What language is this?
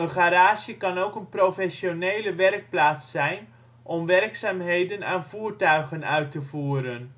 Dutch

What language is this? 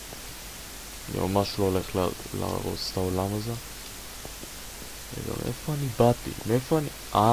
Hebrew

